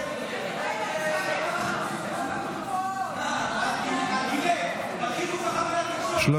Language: Hebrew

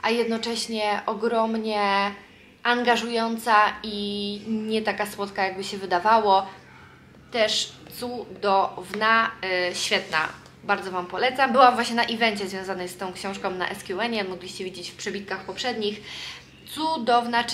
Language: Polish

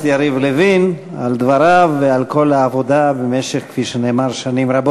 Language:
Hebrew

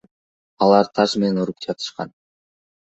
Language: Kyrgyz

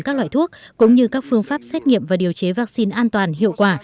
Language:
Vietnamese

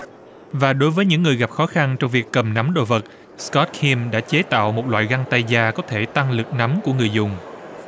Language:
Vietnamese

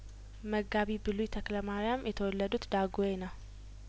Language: Amharic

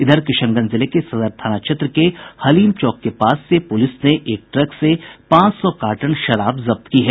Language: Hindi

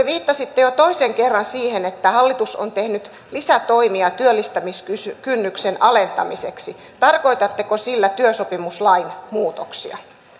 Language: Finnish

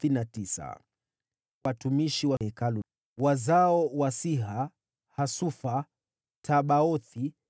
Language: Swahili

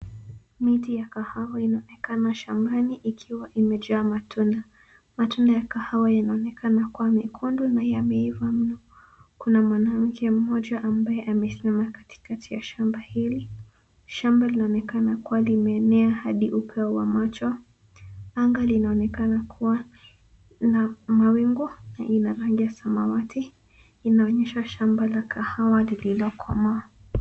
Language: Swahili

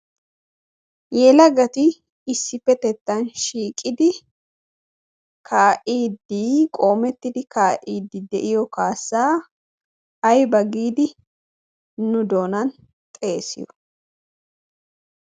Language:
Wolaytta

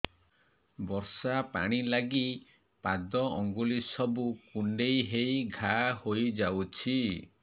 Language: Odia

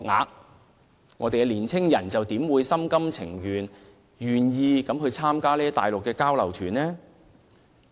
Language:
Cantonese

